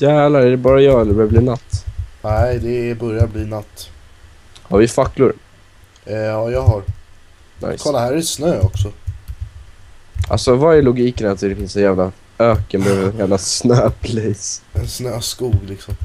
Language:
Swedish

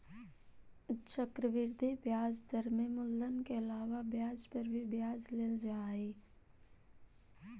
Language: Magahi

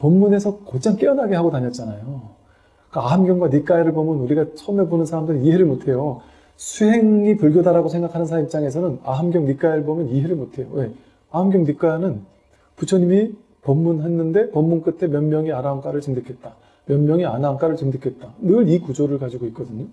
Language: Korean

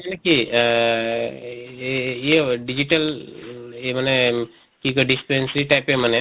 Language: Assamese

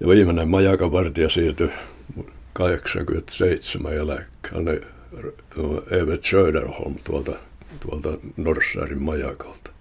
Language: Finnish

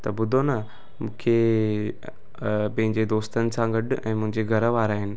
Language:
Sindhi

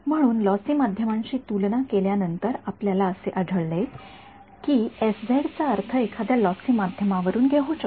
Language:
Marathi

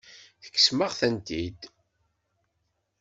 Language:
Kabyle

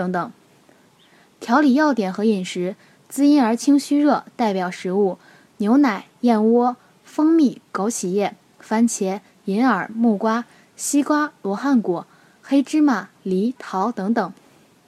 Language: Chinese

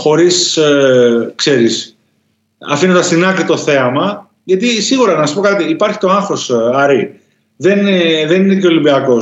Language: Greek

